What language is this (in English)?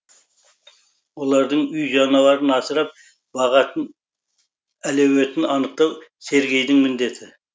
Kazakh